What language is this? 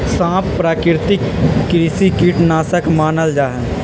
Magahi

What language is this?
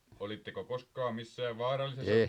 Finnish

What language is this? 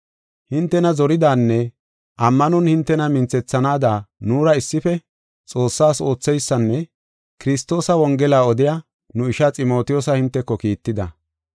Gofa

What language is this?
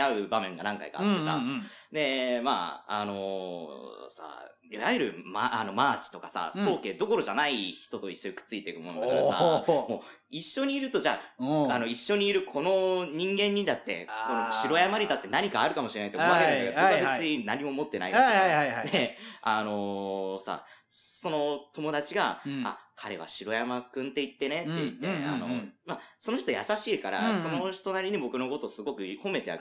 Japanese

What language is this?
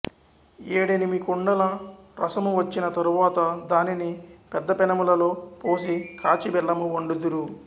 Telugu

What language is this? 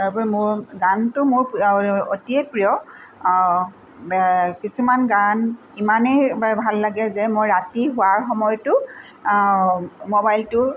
Assamese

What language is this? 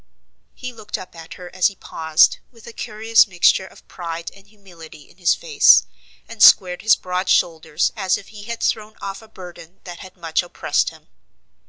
English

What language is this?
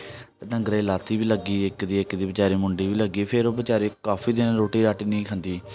Dogri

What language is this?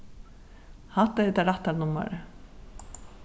Faroese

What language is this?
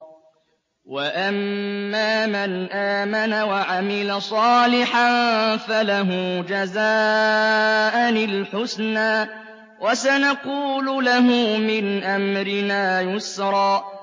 Arabic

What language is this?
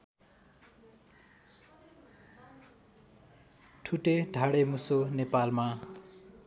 Nepali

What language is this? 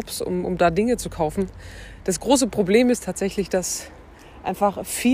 German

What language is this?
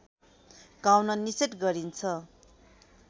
Nepali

